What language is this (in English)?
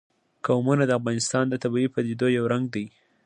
Pashto